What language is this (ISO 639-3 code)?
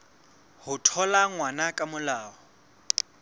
sot